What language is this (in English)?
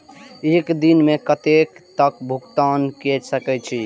Maithili